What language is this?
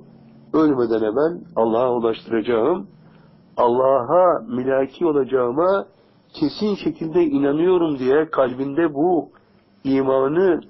Turkish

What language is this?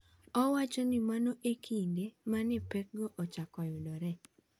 Luo (Kenya and Tanzania)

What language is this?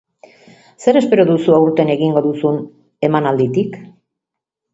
Basque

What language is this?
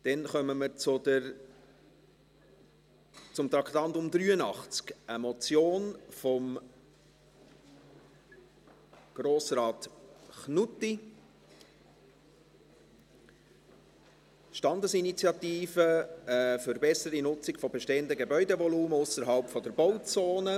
Swiss German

